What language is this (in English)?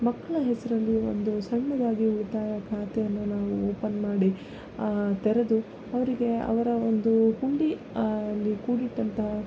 Kannada